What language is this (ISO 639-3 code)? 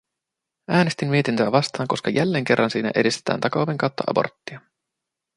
fin